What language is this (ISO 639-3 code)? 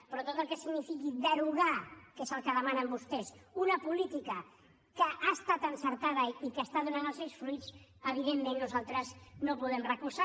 cat